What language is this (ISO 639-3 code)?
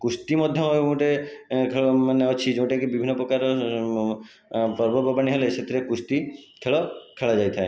ori